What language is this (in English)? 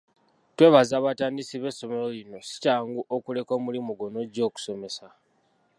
Ganda